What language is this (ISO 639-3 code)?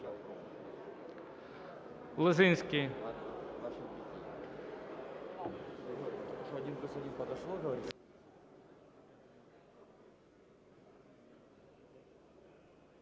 ukr